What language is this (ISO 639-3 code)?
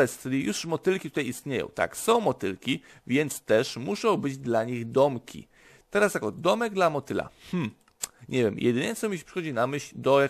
pol